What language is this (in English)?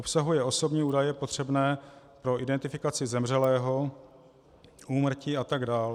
Czech